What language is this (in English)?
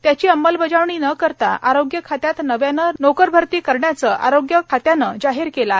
Marathi